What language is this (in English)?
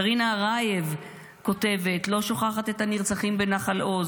Hebrew